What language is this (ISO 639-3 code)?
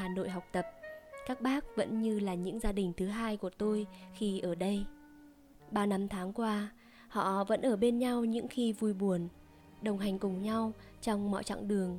vie